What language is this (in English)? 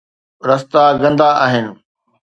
Sindhi